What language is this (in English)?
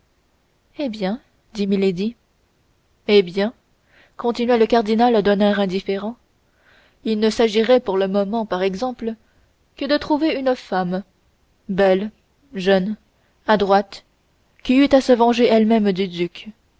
French